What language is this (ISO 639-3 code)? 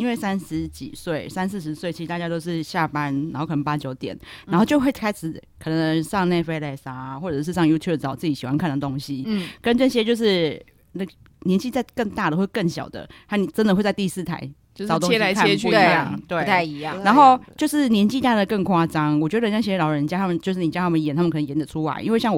zho